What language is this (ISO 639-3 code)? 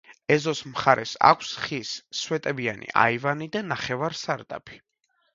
kat